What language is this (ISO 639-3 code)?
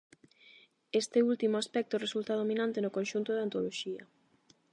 glg